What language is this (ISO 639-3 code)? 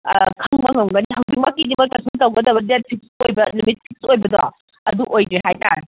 mni